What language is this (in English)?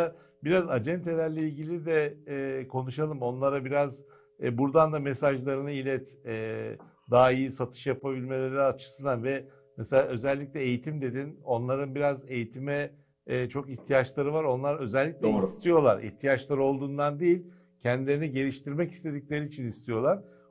Turkish